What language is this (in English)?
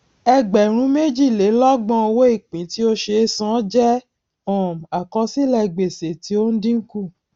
Yoruba